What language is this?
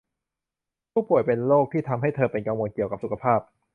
Thai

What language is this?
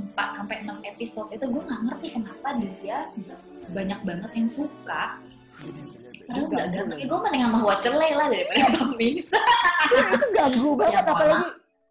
Indonesian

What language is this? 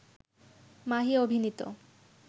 Bangla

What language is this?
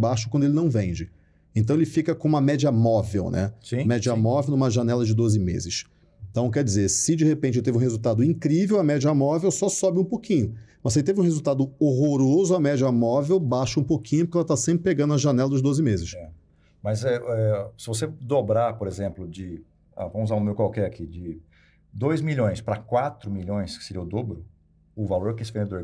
Portuguese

